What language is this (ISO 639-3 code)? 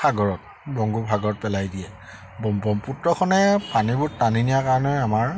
asm